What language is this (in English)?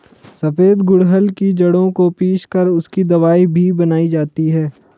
Hindi